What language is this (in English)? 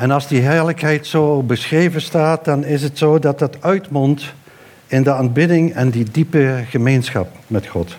Dutch